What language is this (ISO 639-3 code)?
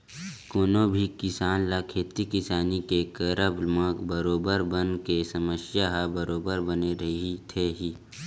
hne